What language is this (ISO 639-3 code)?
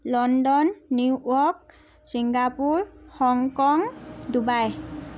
asm